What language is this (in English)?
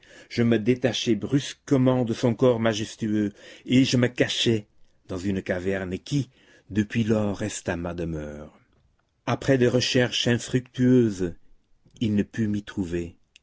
French